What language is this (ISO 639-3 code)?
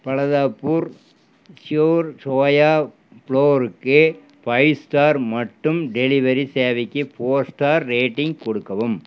tam